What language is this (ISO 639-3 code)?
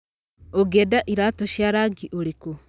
kik